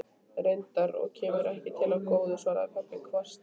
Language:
Icelandic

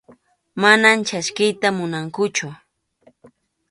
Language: Arequipa-La Unión Quechua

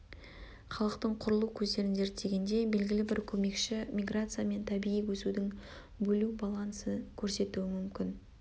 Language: Kazakh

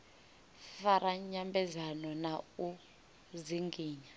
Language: Venda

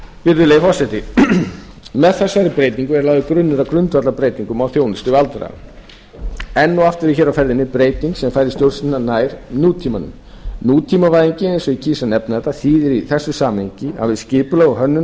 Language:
Icelandic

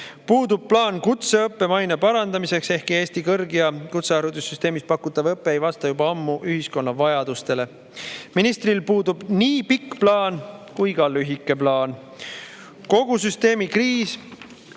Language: Estonian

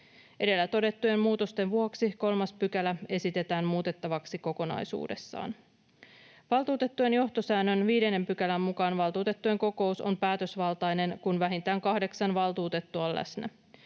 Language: Finnish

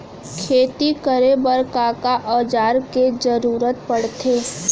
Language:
Chhattisgarhi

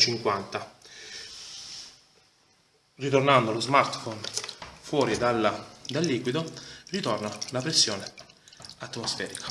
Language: Italian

